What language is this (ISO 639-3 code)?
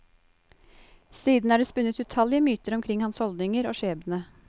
nor